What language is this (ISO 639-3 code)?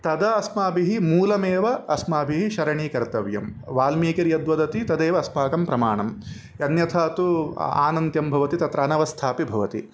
san